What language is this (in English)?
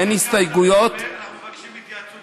Hebrew